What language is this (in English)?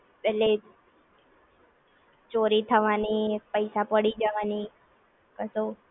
Gujarati